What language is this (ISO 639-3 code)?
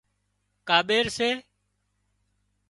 kxp